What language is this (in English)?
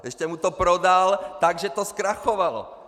Czech